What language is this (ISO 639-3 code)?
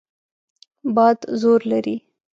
pus